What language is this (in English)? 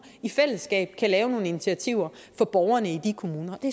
Danish